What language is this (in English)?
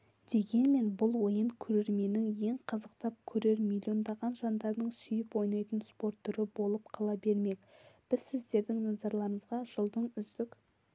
Kazakh